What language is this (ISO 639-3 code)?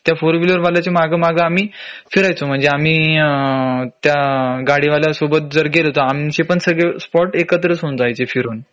mar